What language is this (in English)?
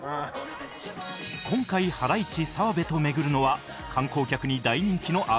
Japanese